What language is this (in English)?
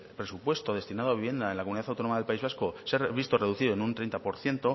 Spanish